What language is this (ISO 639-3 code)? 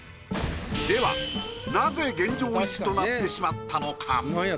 jpn